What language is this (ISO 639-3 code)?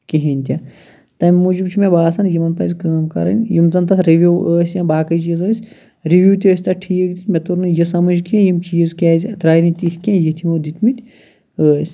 kas